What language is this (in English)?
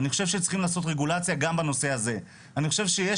Hebrew